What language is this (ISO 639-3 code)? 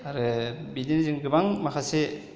brx